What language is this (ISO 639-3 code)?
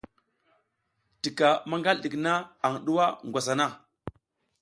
giz